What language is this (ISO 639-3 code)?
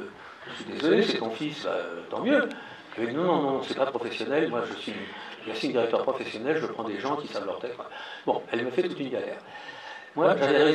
fra